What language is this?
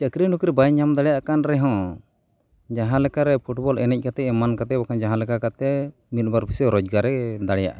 Santali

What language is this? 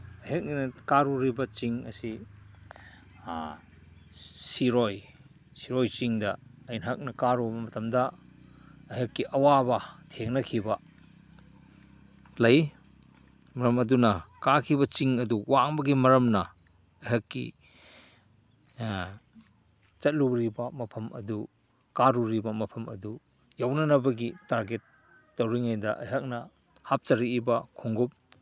Manipuri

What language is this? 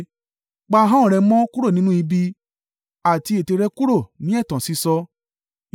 Yoruba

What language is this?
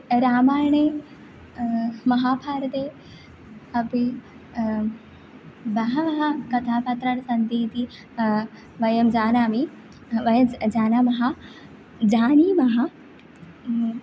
Sanskrit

